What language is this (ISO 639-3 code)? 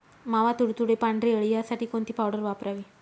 mar